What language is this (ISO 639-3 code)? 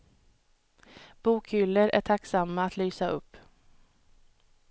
swe